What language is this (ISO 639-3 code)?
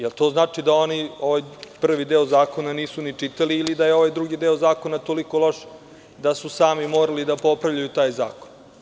srp